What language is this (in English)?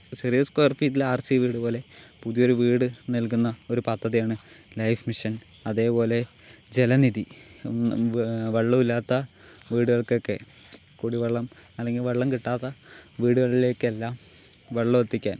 Malayalam